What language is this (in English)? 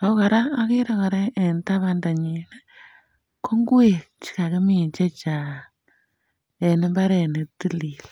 Kalenjin